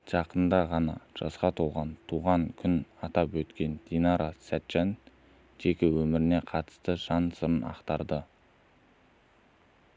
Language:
Kazakh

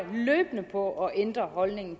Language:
Danish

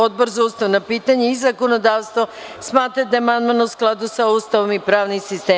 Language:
Serbian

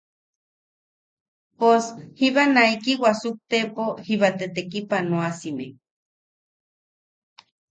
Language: Yaqui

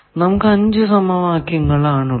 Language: Malayalam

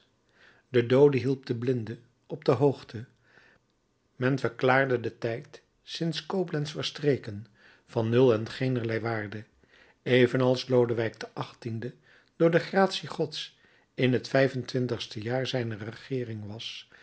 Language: Dutch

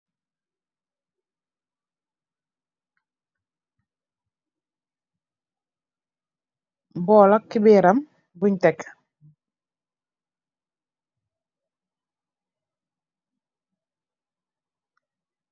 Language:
Wolof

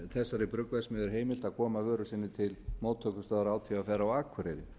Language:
Icelandic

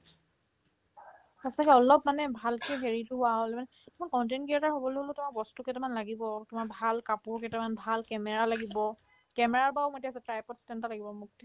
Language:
Assamese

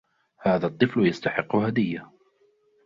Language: Arabic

